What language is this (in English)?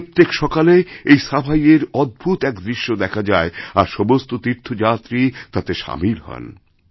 Bangla